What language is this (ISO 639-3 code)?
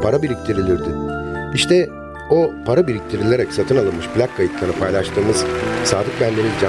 tur